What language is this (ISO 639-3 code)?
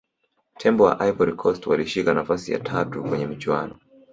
swa